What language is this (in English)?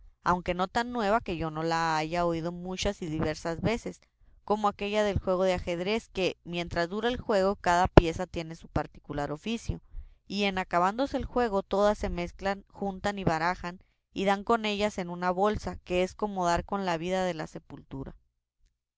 Spanish